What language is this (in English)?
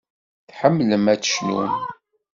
Kabyle